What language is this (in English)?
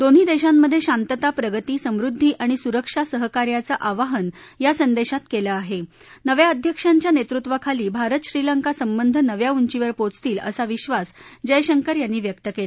Marathi